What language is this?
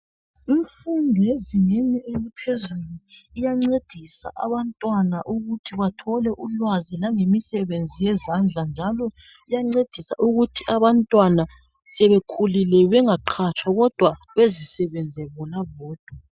North Ndebele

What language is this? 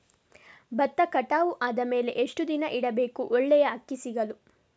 Kannada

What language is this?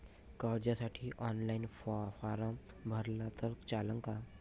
Marathi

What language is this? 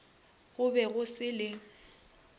Northern Sotho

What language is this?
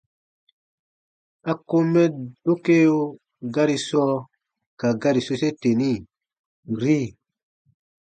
Baatonum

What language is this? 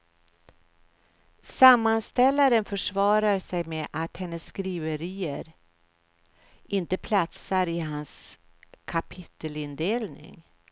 Swedish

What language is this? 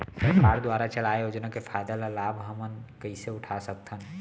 Chhattisgarhi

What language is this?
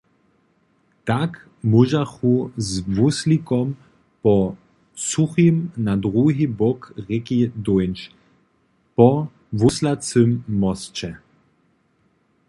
Upper Sorbian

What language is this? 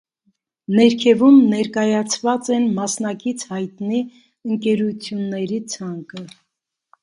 Armenian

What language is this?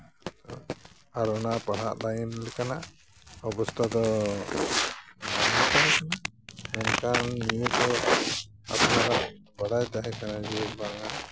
Santali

